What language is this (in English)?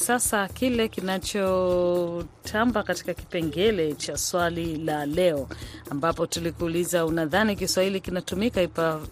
Swahili